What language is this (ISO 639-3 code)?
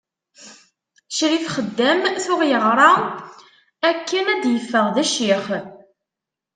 kab